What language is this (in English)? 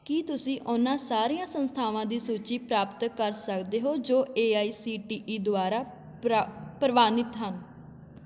Punjabi